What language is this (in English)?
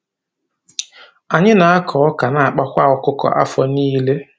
Igbo